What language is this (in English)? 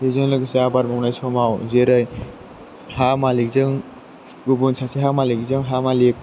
Bodo